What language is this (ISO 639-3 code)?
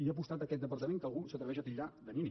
cat